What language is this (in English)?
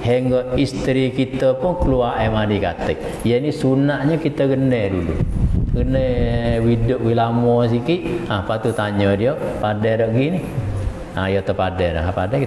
Malay